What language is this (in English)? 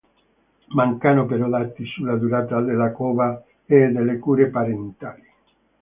Italian